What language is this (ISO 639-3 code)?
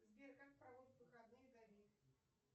rus